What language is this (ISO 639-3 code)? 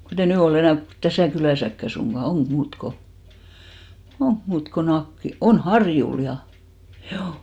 fin